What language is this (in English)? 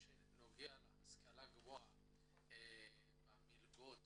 Hebrew